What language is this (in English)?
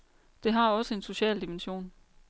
Danish